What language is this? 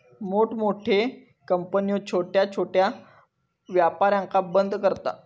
Marathi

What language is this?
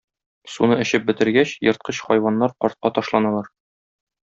Tatar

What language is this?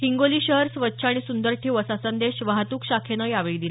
Marathi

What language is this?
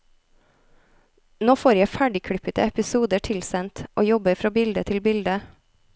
Norwegian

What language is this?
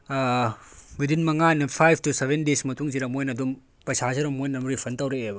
Manipuri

